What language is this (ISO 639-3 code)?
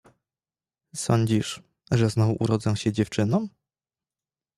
pol